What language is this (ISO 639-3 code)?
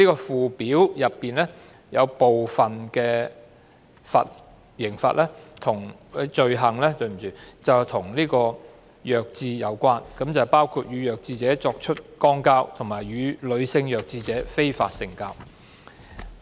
yue